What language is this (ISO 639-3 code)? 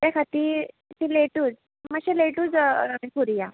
kok